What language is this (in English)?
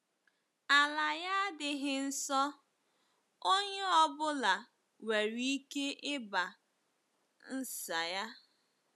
Igbo